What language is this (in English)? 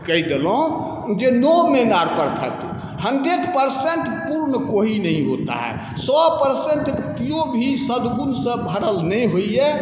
Maithili